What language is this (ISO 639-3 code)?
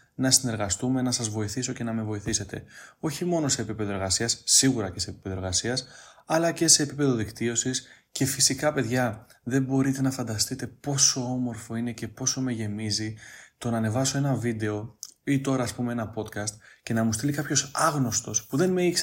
ell